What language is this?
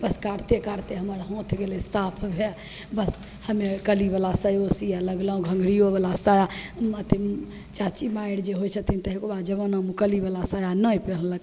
Maithili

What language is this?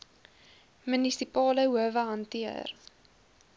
Afrikaans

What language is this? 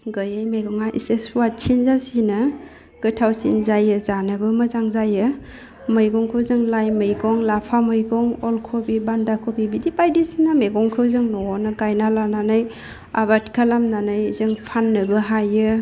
Bodo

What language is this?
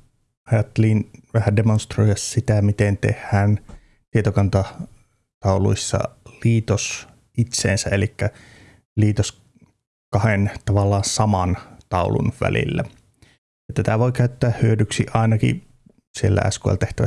Finnish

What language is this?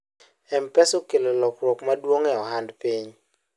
Luo (Kenya and Tanzania)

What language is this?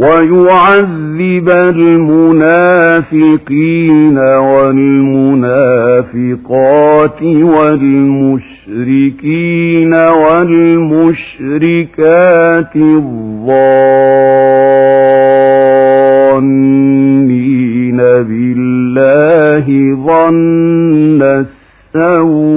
Arabic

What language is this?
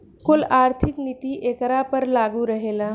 Bhojpuri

